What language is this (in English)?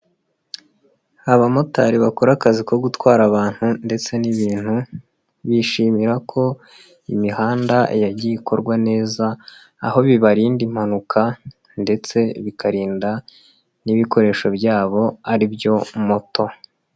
Kinyarwanda